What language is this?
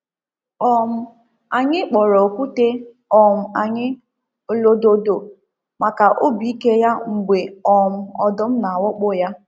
Igbo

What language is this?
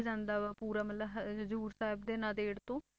Punjabi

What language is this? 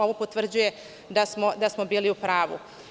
Serbian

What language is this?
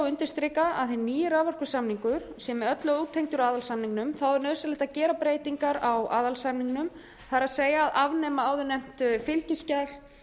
Icelandic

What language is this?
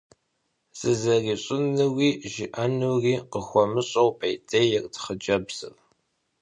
Kabardian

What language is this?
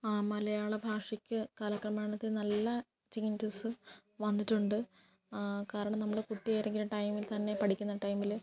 Malayalam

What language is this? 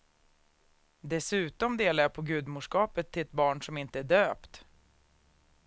Swedish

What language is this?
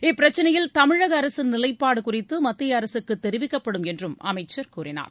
Tamil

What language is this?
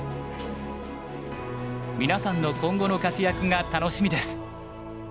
Japanese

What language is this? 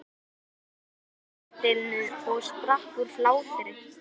Icelandic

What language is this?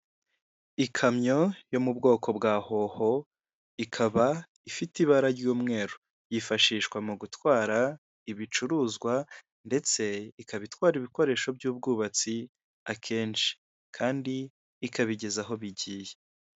Kinyarwanda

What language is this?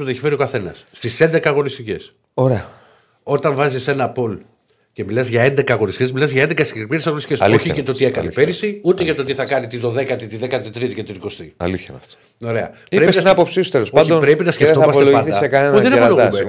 Greek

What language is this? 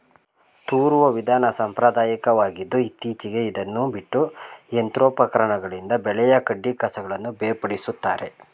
Kannada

